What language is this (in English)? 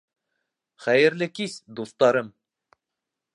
Bashkir